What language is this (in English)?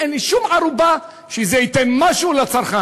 Hebrew